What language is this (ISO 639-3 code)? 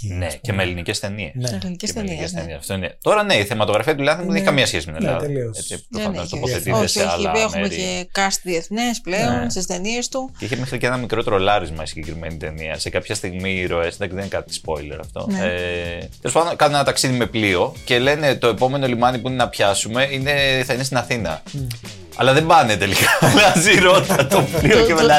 ell